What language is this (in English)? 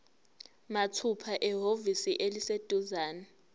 Zulu